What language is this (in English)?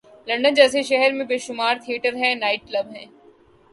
Urdu